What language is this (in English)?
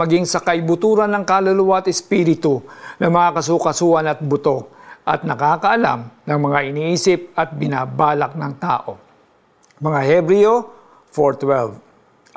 Filipino